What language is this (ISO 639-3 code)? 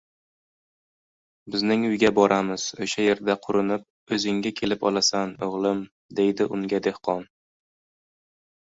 uzb